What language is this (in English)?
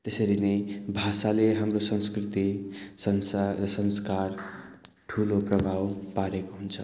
Nepali